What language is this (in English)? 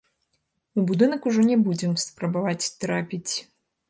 Belarusian